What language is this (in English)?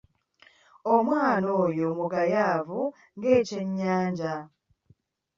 Ganda